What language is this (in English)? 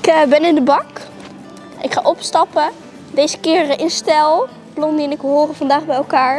Dutch